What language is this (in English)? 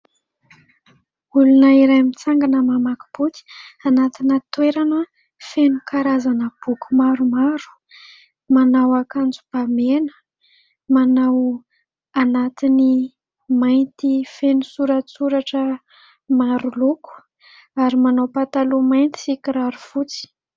Malagasy